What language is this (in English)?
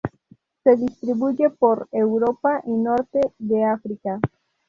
Spanish